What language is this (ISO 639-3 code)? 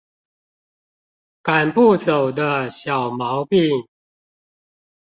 zho